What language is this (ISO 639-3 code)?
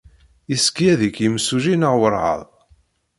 kab